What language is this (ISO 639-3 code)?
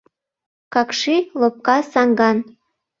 chm